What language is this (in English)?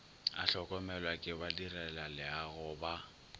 Northern Sotho